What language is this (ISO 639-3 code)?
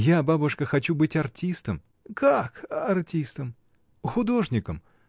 rus